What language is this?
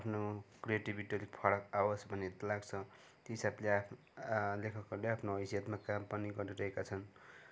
Nepali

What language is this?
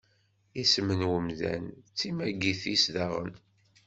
Kabyle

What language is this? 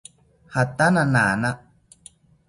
South Ucayali Ashéninka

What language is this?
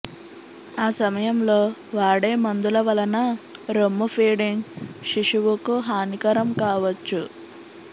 Telugu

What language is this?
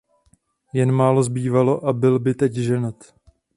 Czech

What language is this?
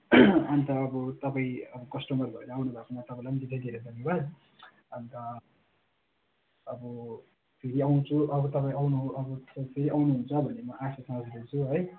Nepali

